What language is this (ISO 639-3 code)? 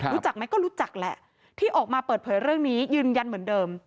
tha